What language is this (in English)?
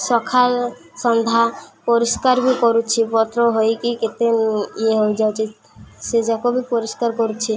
Odia